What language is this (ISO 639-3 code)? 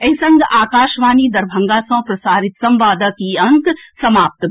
mai